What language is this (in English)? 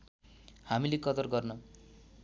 Nepali